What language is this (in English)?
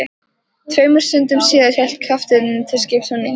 Icelandic